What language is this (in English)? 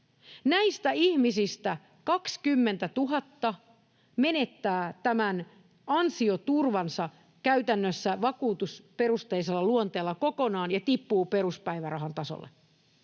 Finnish